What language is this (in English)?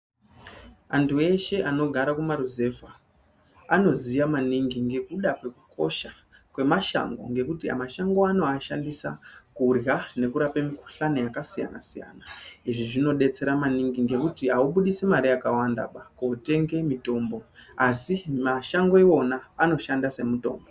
Ndau